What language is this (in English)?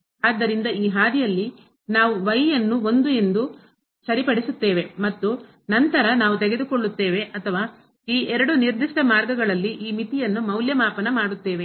Kannada